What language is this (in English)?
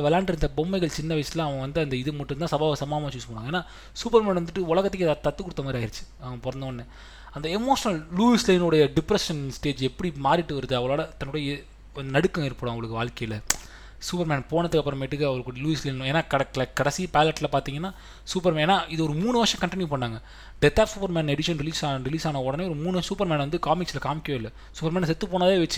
Tamil